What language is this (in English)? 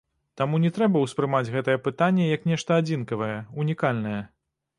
Belarusian